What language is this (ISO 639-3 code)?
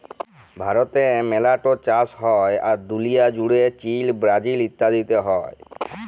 ben